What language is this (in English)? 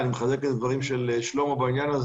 Hebrew